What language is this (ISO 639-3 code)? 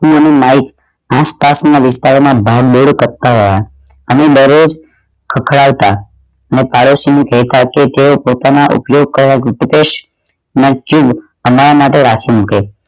guj